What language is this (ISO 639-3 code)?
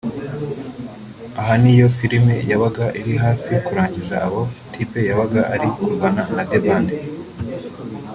kin